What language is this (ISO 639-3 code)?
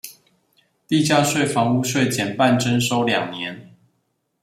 zho